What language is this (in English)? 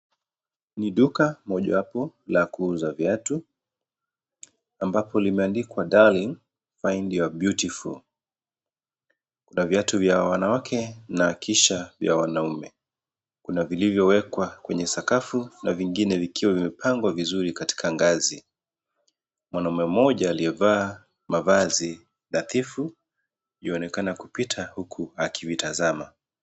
Swahili